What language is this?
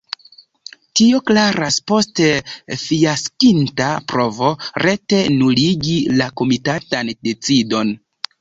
Esperanto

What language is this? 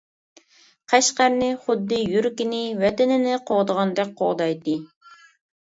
Uyghur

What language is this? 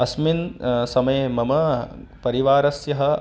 Sanskrit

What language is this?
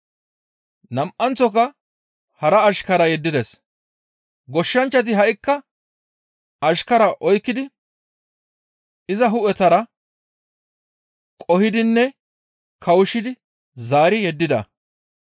Gamo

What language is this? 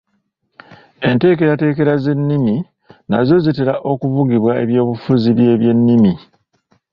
Ganda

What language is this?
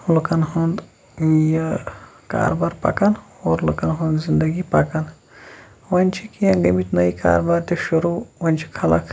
Kashmiri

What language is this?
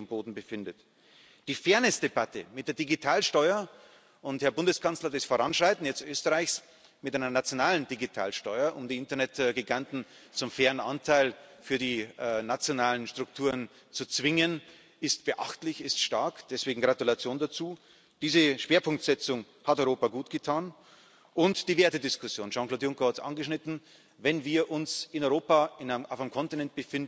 German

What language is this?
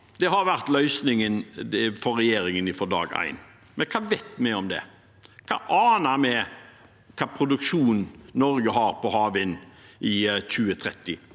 Norwegian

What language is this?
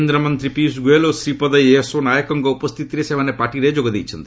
Odia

